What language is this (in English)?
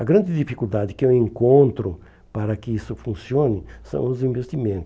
Portuguese